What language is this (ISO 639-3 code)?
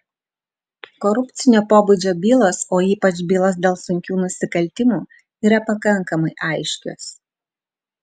lit